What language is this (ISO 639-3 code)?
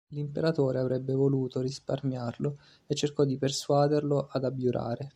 ita